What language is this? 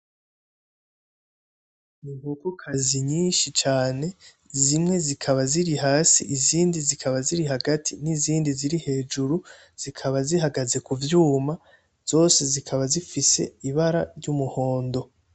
Rundi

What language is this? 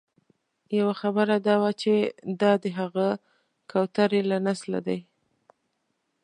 Pashto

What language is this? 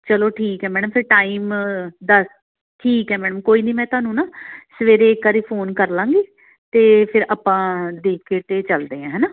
Punjabi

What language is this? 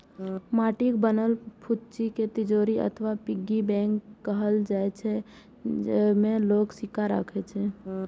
Maithili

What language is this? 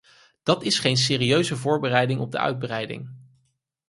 Dutch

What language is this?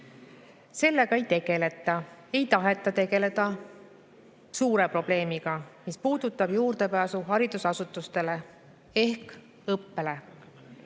Estonian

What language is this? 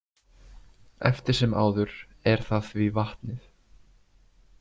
Icelandic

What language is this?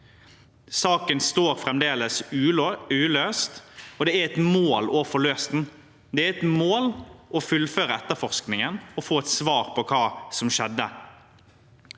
Norwegian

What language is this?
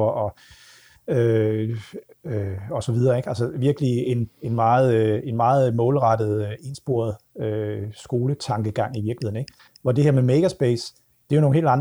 Danish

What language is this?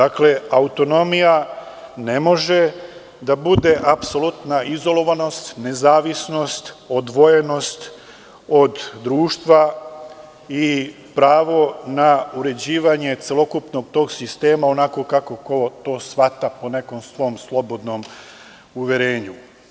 Serbian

